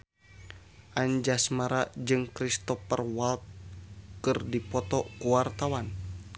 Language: Sundanese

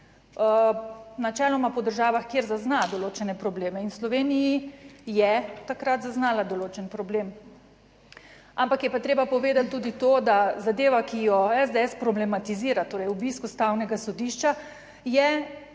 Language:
Slovenian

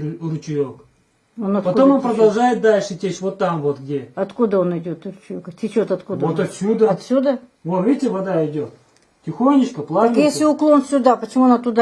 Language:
Russian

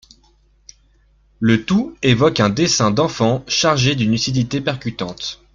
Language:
French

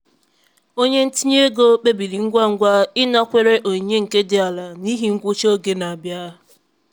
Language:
Igbo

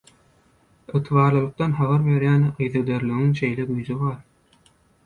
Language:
Turkmen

